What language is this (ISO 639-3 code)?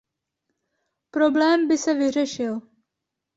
ces